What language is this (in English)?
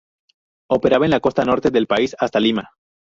Spanish